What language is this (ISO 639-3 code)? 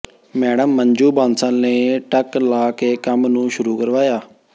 pan